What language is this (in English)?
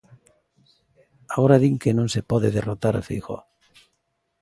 Galician